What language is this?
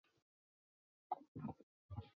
Chinese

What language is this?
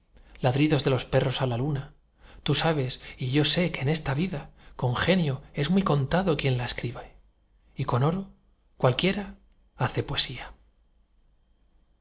Spanish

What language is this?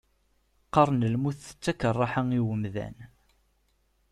Kabyle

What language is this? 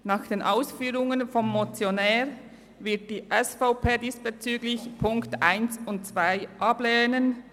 Swiss German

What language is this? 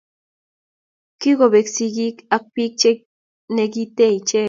Kalenjin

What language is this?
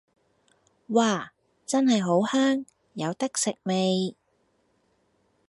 Cantonese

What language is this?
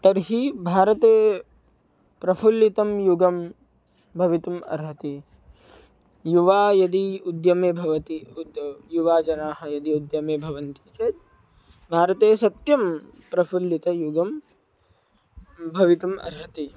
Sanskrit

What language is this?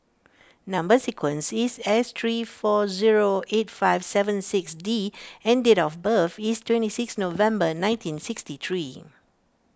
English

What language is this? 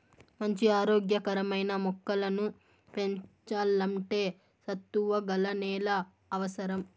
Telugu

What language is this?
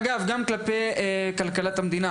Hebrew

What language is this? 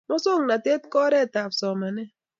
Kalenjin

